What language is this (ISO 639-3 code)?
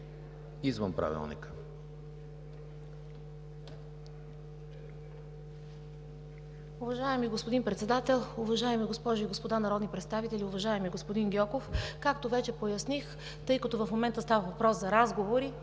bul